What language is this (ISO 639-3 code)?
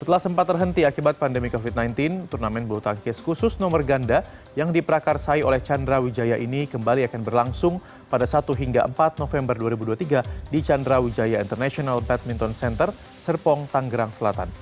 ind